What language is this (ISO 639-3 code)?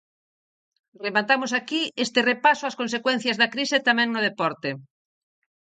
glg